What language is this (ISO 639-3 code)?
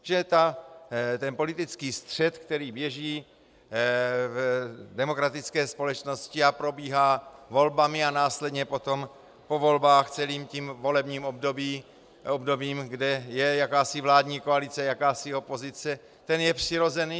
ces